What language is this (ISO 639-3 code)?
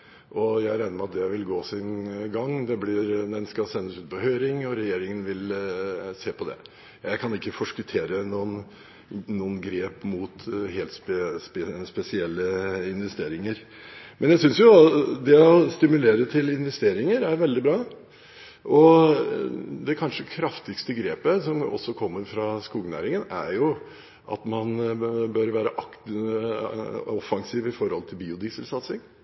nob